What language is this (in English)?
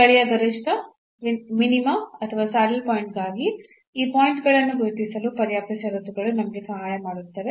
Kannada